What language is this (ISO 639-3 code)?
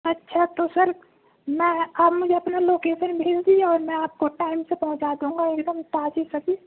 urd